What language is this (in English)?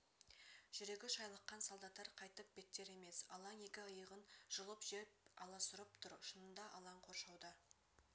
Kazakh